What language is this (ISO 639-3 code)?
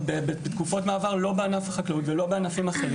heb